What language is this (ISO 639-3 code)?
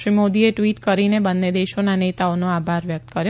guj